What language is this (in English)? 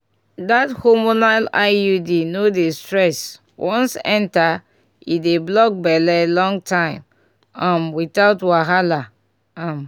Nigerian Pidgin